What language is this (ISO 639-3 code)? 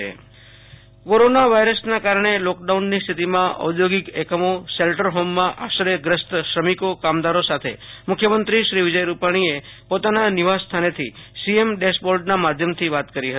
guj